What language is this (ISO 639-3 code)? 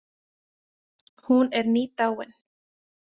isl